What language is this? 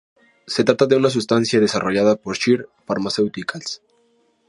Spanish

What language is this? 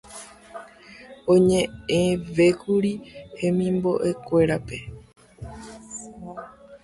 Guarani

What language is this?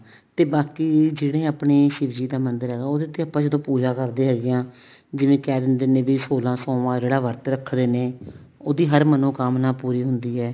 Punjabi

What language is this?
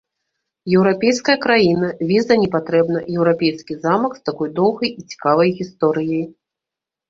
Belarusian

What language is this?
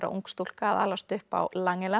Icelandic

